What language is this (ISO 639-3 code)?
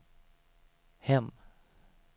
swe